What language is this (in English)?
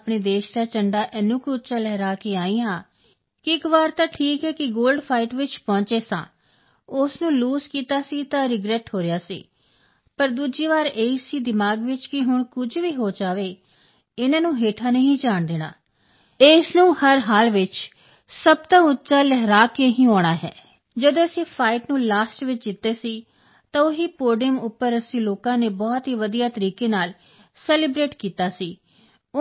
Punjabi